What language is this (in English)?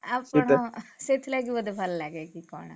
Odia